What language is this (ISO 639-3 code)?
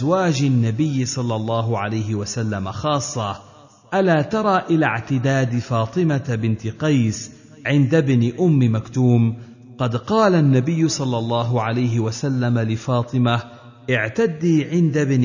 ara